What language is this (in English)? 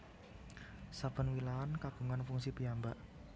Javanese